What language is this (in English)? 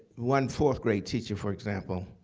English